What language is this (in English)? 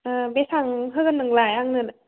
Bodo